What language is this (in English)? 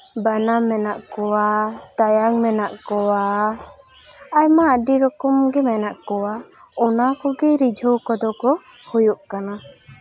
Santali